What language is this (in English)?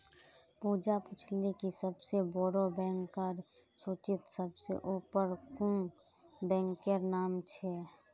Magahi